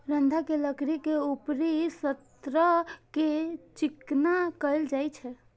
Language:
Maithili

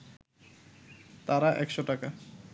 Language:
Bangla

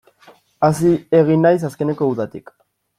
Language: Basque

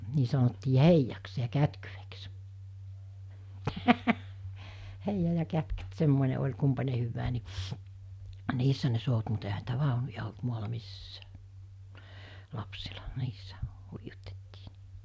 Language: Finnish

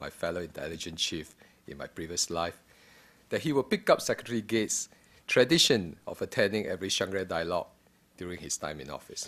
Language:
English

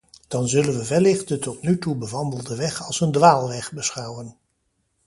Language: Dutch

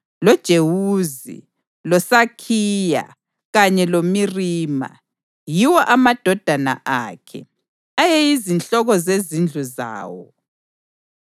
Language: North Ndebele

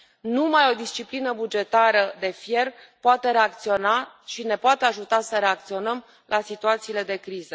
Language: Romanian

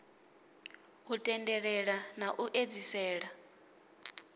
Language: Venda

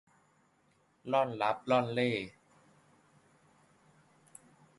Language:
Thai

